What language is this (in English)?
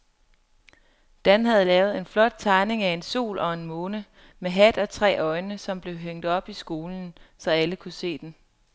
Danish